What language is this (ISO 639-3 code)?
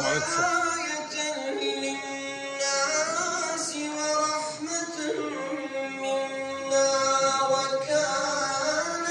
ara